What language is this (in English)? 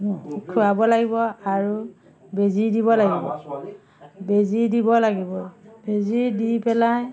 Assamese